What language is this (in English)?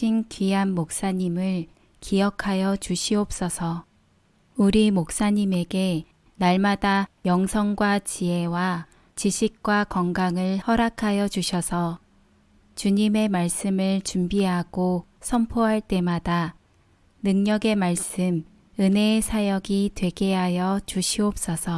Korean